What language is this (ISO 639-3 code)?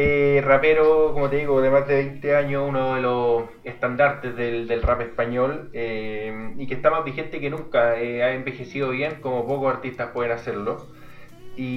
spa